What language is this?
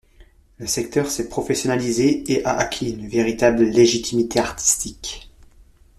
French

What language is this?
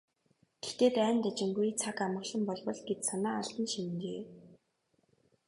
Mongolian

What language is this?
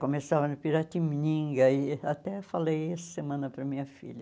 Portuguese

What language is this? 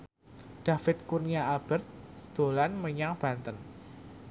Javanese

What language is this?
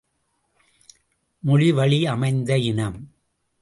Tamil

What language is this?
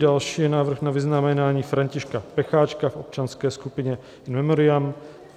Czech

